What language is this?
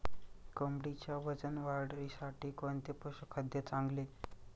Marathi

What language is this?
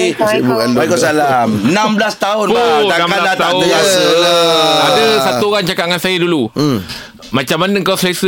Malay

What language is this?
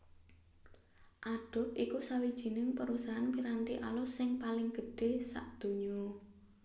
Javanese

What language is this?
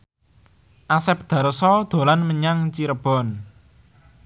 Javanese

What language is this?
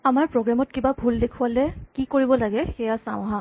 Assamese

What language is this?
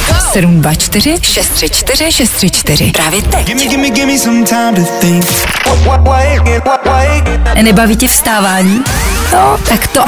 Czech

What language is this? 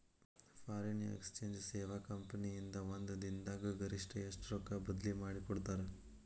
Kannada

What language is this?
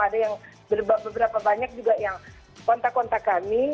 Indonesian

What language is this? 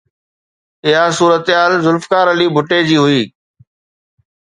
Sindhi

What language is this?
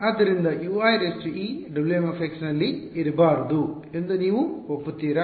Kannada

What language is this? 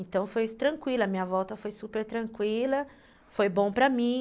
Portuguese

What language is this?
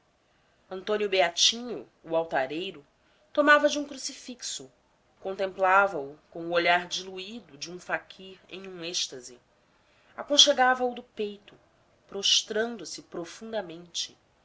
Portuguese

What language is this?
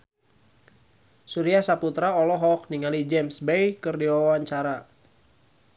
Sundanese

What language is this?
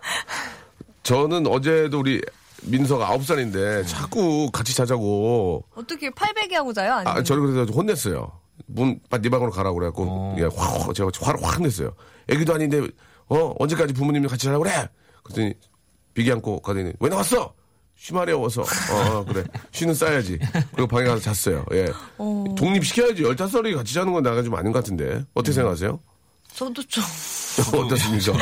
Korean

